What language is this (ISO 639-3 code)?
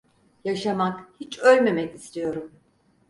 tur